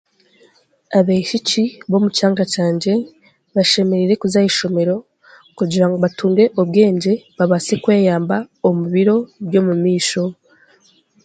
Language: Chiga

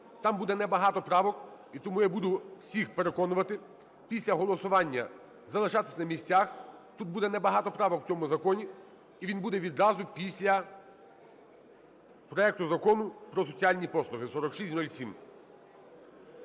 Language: Ukrainian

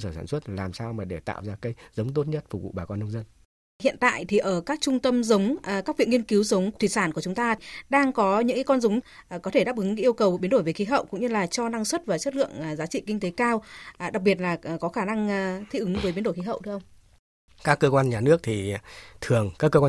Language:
Vietnamese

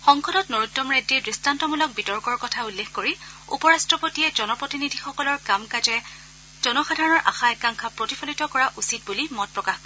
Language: Assamese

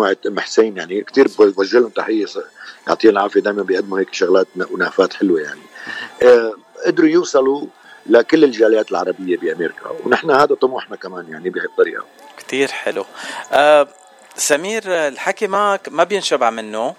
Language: Arabic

